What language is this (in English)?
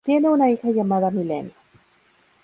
Spanish